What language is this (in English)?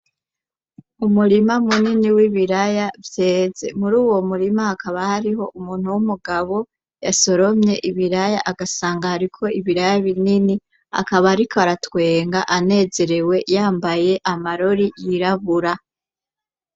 Rundi